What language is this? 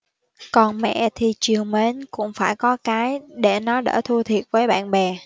Vietnamese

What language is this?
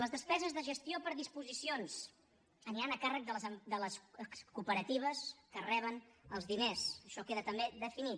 Catalan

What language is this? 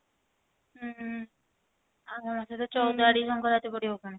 Odia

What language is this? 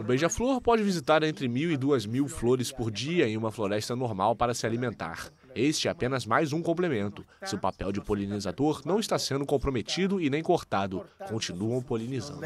Portuguese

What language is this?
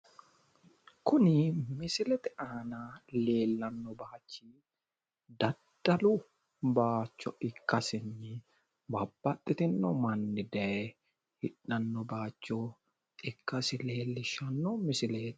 Sidamo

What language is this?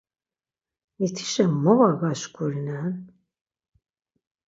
Laz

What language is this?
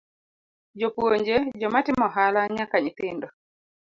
Luo (Kenya and Tanzania)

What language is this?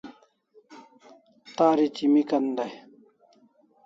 Kalasha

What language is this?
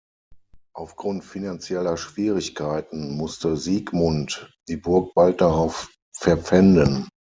German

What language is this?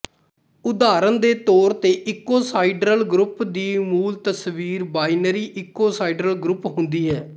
Punjabi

